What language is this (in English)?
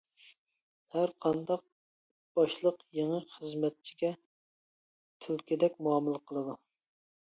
Uyghur